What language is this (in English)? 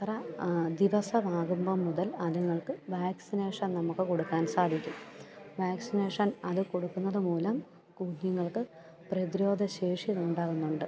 Malayalam